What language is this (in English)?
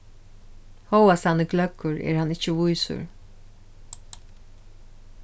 Faroese